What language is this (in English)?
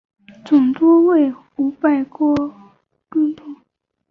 Chinese